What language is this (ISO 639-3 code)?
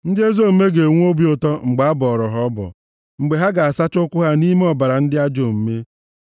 ibo